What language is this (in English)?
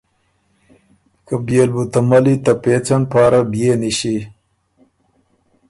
Ormuri